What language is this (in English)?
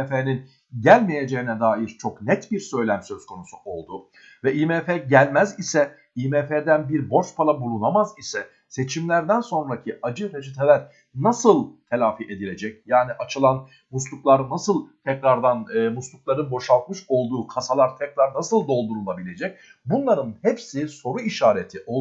Turkish